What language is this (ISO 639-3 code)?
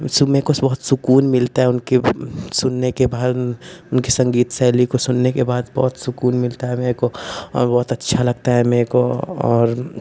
hin